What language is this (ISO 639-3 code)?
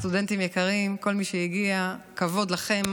heb